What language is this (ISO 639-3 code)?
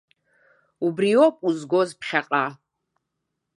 abk